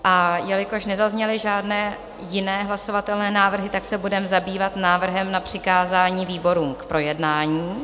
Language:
Czech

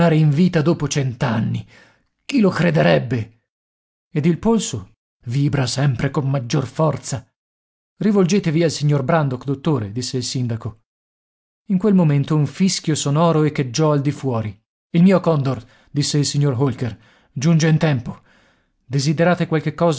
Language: Italian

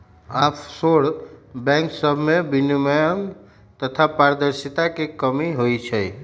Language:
Magahi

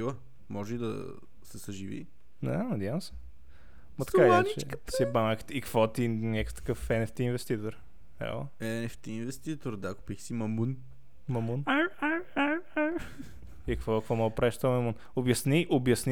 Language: Bulgarian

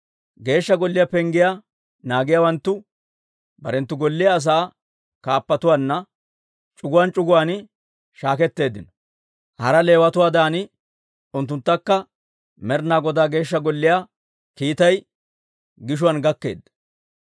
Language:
Dawro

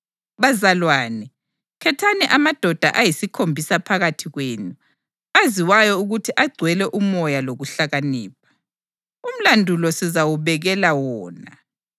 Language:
North Ndebele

